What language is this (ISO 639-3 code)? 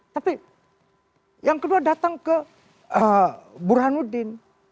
ind